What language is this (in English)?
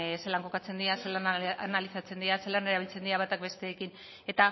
Basque